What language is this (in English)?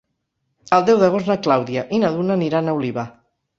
Catalan